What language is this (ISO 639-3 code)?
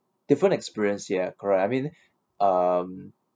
eng